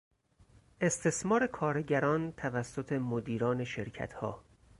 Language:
Persian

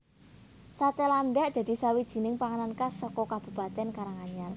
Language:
Javanese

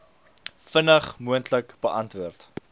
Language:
Afrikaans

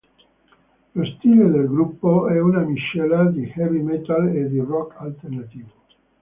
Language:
Italian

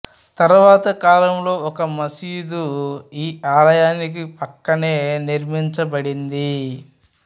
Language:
Telugu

